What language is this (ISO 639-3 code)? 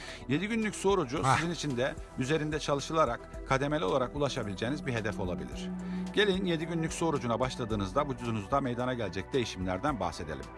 tur